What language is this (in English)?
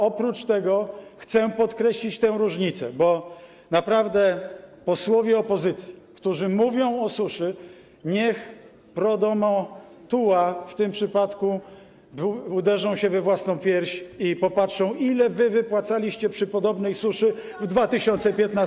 Polish